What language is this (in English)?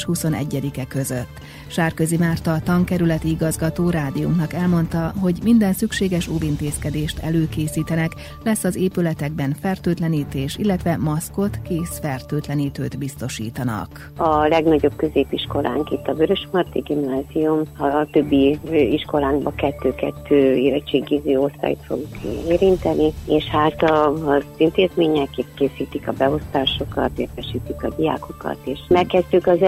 Hungarian